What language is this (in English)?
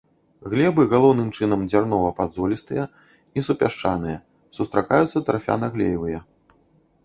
Belarusian